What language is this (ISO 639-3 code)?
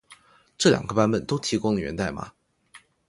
zho